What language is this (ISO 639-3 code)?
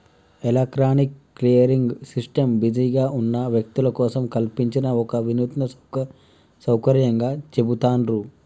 tel